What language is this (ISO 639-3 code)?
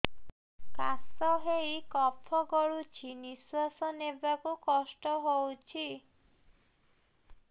ori